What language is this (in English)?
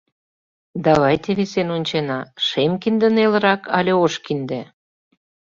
Mari